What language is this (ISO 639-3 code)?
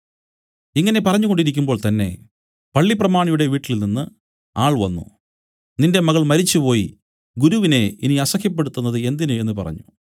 mal